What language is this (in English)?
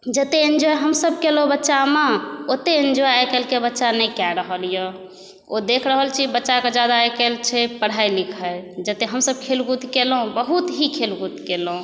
Maithili